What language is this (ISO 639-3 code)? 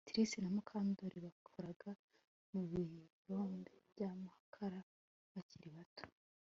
kin